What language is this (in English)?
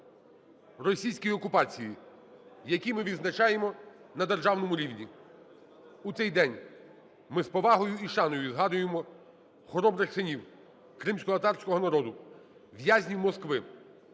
Ukrainian